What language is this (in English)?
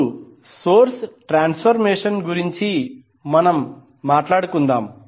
Telugu